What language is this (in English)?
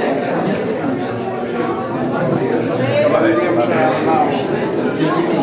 Latvian